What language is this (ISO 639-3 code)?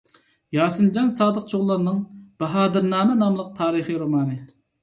uig